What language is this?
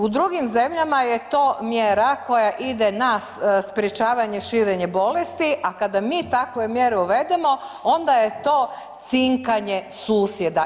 Croatian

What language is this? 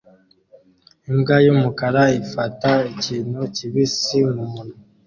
Kinyarwanda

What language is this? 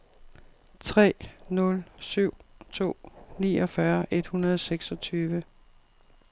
Danish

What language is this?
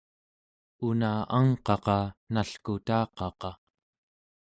Central Yupik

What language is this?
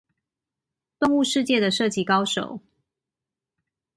Chinese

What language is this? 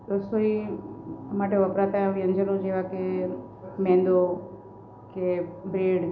Gujarati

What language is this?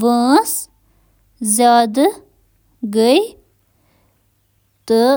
Kashmiri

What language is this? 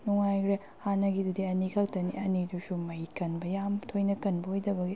Manipuri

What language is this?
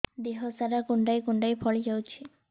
Odia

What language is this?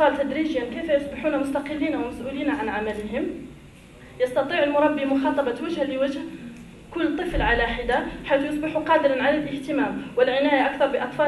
Arabic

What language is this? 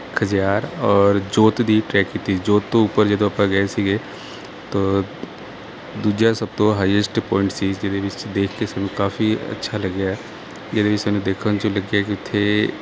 Punjabi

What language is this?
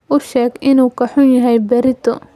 Somali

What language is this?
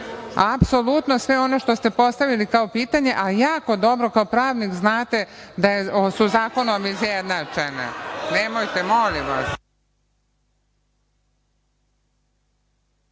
Serbian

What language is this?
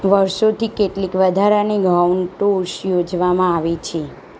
Gujarati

